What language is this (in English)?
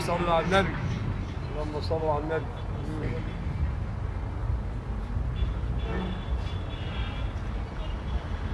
Arabic